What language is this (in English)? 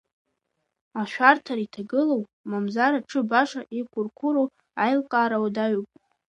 Abkhazian